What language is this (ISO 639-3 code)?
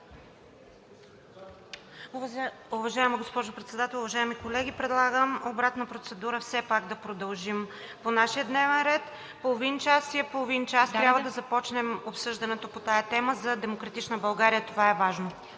bul